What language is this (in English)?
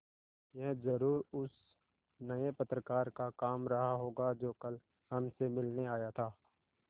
Hindi